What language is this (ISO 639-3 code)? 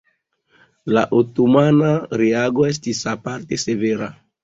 epo